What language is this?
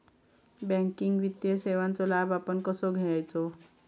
Marathi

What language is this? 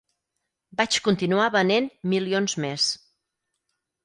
Catalan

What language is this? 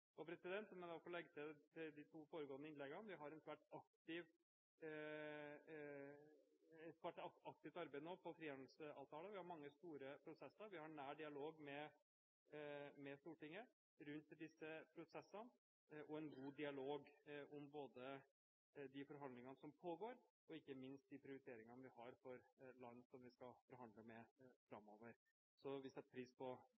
Norwegian Bokmål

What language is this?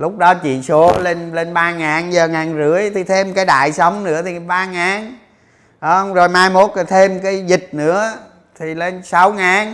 Vietnamese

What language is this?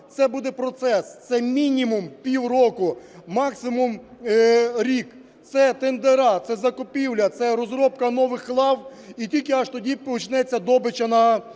Ukrainian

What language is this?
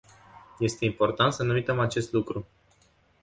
Romanian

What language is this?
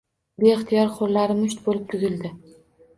Uzbek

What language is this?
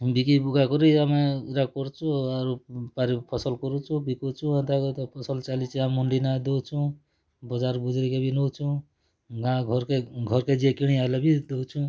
Odia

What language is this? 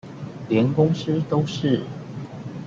Chinese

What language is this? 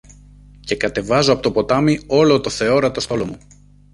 Greek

